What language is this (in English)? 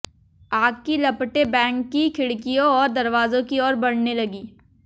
Hindi